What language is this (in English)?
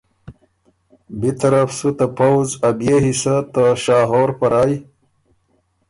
Ormuri